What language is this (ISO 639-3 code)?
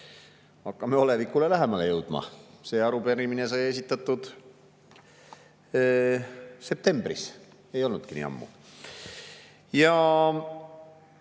est